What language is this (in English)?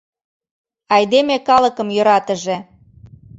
Mari